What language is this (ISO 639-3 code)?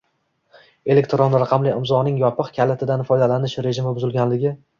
uzb